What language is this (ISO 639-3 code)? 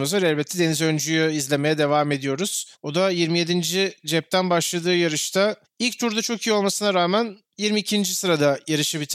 tur